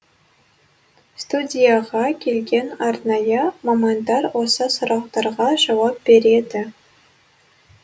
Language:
Kazakh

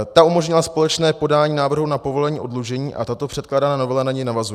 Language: Czech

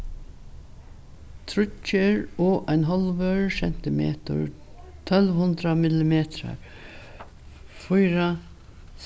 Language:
Faroese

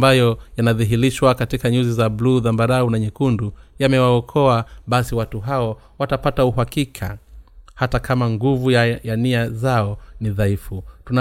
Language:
Swahili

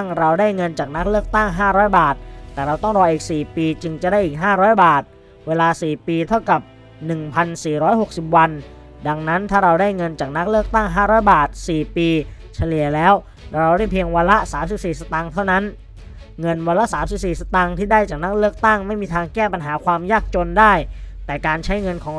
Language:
Thai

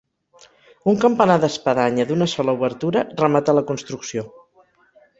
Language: Catalan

